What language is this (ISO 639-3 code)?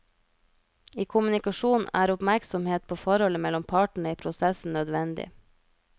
nor